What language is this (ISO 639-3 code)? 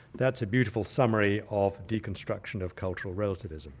eng